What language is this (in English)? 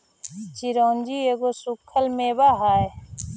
Magahi